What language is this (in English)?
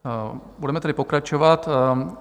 Czech